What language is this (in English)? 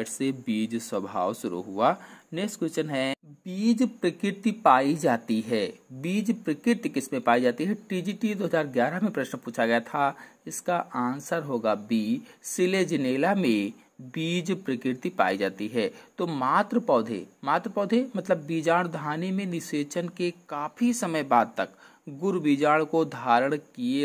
Hindi